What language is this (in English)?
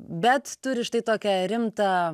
Lithuanian